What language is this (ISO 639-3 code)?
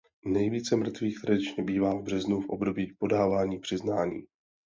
ces